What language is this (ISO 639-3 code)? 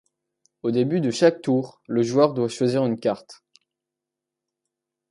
fra